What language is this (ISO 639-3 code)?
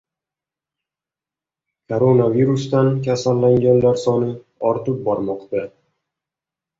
uzb